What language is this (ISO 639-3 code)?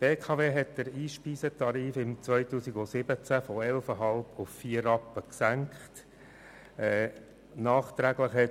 gsw